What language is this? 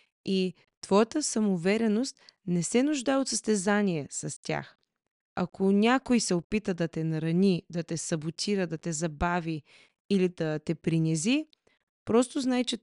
Bulgarian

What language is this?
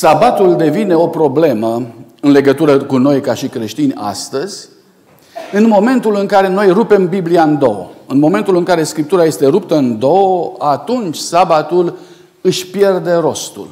Romanian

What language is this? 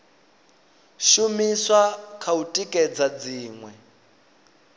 Venda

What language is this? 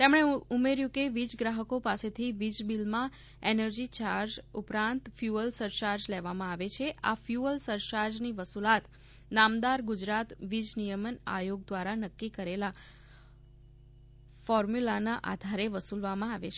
Gujarati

